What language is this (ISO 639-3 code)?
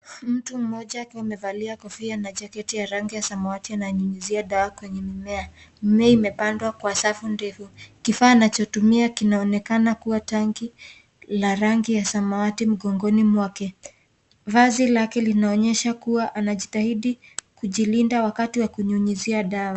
swa